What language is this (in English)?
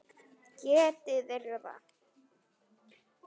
Icelandic